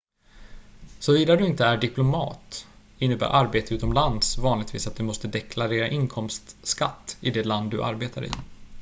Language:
Swedish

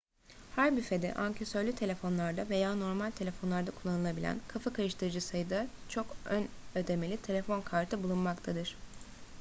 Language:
Turkish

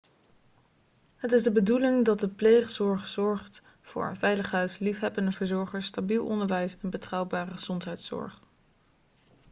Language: Dutch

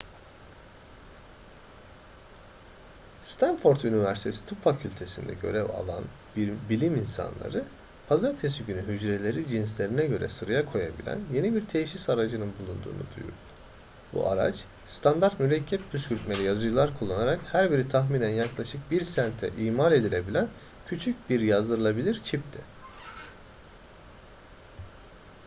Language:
Turkish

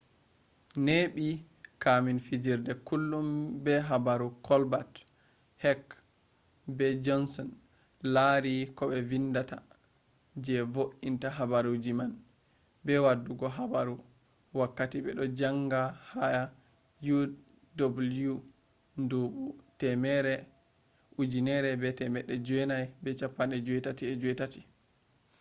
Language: Fula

